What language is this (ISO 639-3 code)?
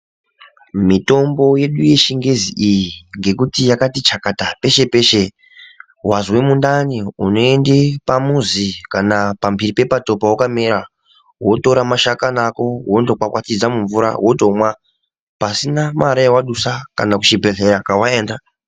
ndc